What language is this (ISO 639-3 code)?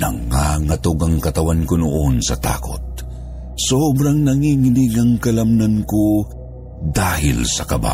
fil